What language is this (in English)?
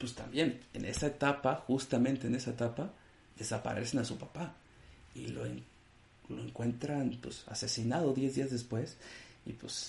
Spanish